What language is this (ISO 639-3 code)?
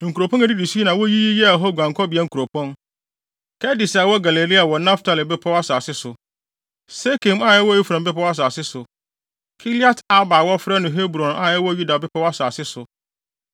aka